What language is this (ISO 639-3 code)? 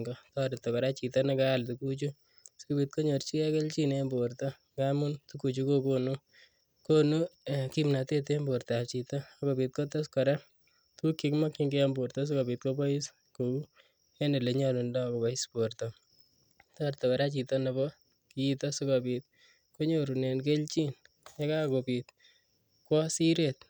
kln